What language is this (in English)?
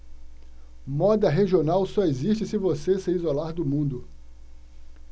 Portuguese